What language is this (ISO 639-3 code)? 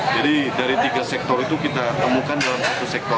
ind